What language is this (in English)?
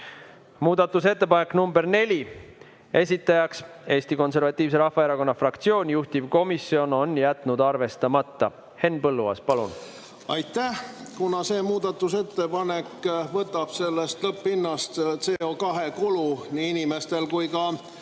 Estonian